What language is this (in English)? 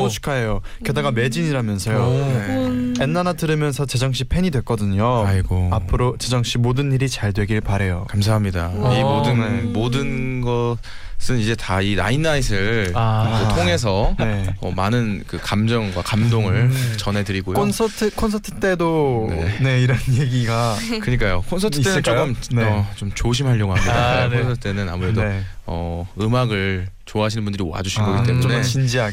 Korean